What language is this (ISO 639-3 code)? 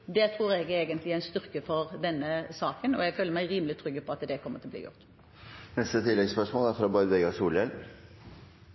nob